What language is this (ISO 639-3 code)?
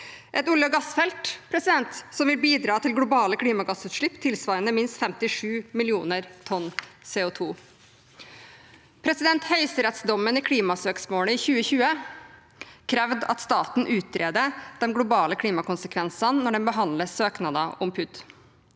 nor